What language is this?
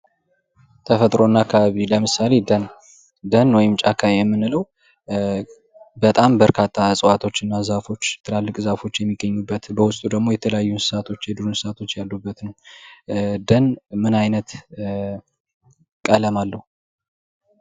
Amharic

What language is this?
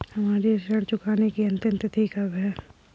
Hindi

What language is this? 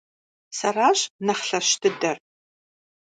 Kabardian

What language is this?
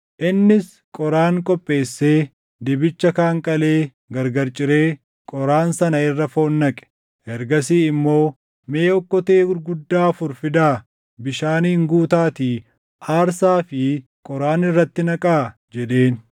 Oromo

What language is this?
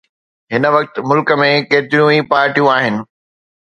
Sindhi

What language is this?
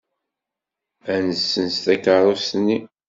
Kabyle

